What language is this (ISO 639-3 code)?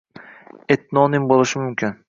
uzb